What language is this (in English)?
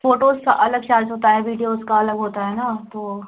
Hindi